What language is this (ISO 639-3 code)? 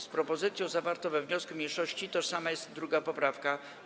pol